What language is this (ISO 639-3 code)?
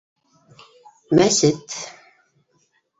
bak